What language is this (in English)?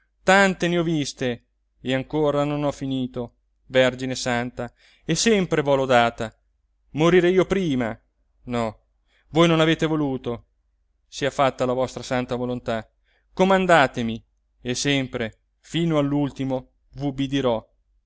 Italian